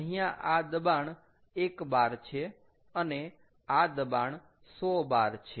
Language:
Gujarati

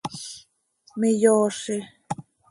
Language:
Seri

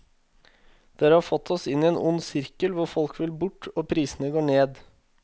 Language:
Norwegian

